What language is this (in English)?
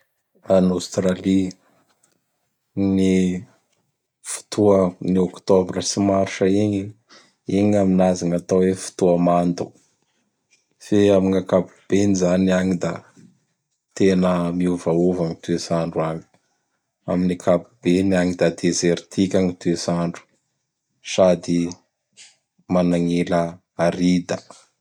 Bara Malagasy